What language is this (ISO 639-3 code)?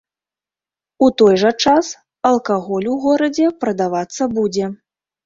bel